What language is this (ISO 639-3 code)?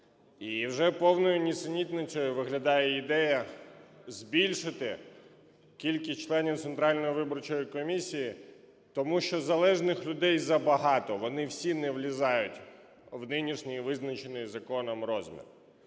ukr